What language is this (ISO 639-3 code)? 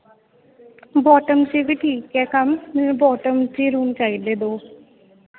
pan